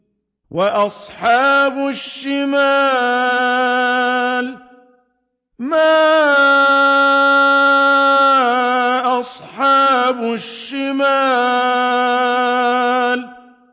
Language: Arabic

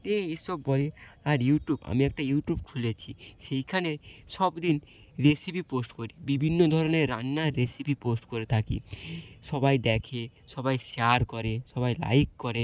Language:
Bangla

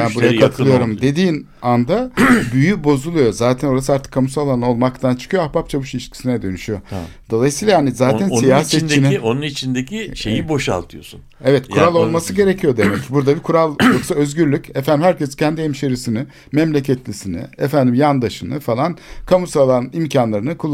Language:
Turkish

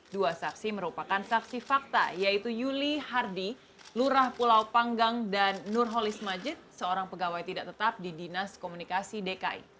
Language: Indonesian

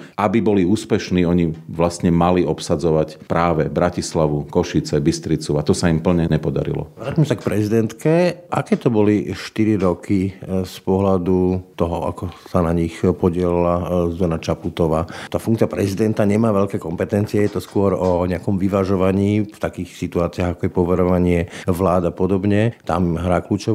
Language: Slovak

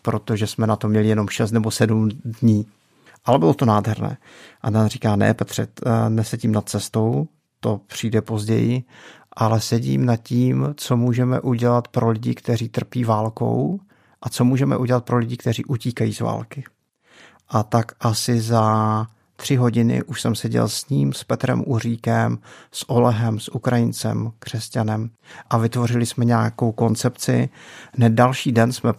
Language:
Czech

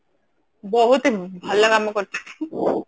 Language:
Odia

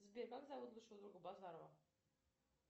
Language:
Russian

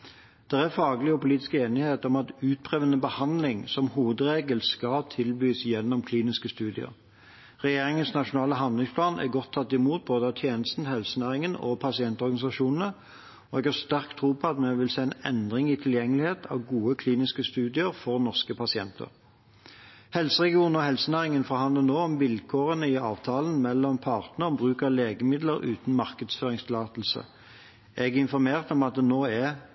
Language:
Norwegian Bokmål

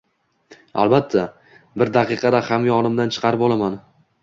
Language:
Uzbek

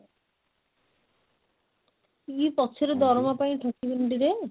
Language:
Odia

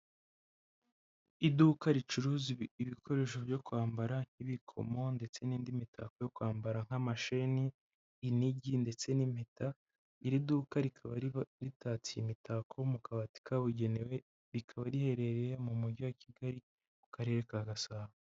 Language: Kinyarwanda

